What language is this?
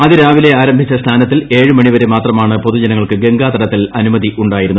Malayalam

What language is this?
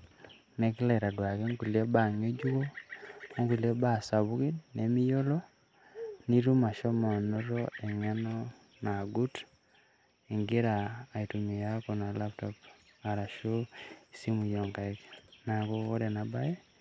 Masai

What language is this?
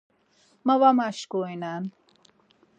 Laz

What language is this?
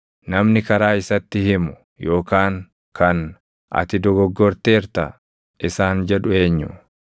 Oromo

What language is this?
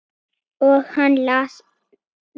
Icelandic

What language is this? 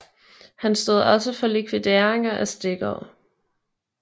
Danish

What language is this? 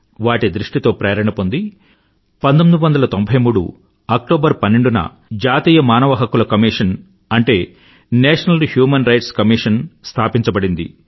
Telugu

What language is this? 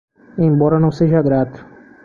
Portuguese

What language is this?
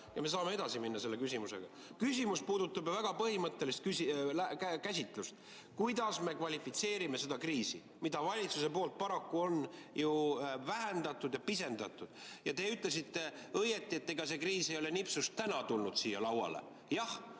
Estonian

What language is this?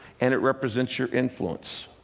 English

